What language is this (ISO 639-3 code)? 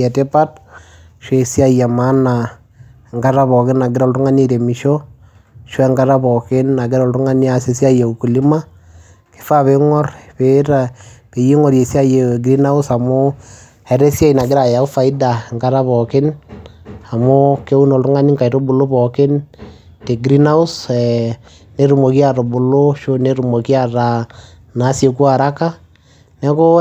mas